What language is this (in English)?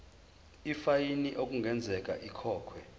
Zulu